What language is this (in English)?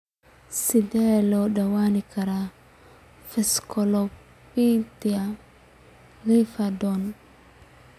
Somali